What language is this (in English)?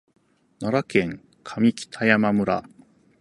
Japanese